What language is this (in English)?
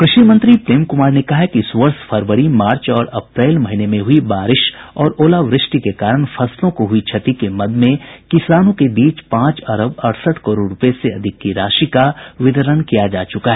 Hindi